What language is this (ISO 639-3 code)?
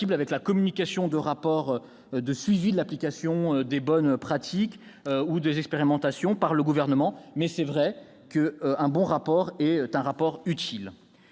fra